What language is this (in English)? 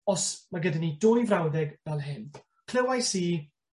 Welsh